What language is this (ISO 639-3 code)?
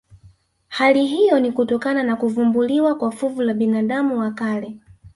swa